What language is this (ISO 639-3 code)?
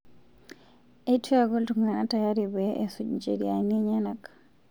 mas